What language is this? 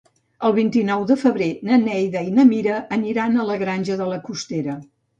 Catalan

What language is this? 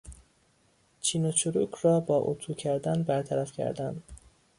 Persian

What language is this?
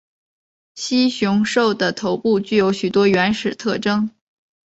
Chinese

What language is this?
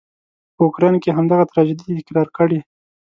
Pashto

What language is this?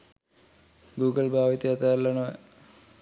Sinhala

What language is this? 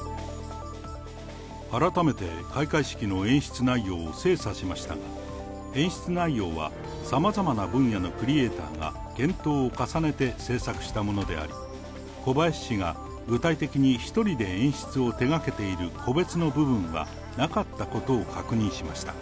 Japanese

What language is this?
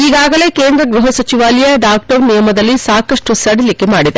Kannada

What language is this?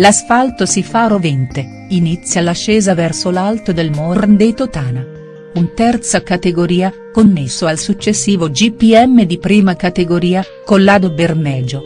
Italian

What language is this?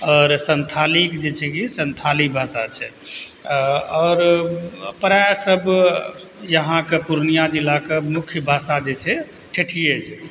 Maithili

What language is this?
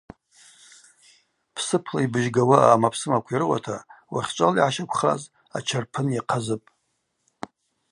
Abaza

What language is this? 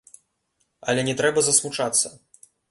Belarusian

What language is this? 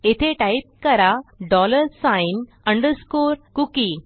Marathi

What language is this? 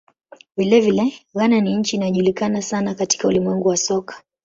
Swahili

